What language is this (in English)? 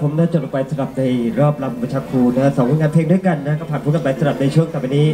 Thai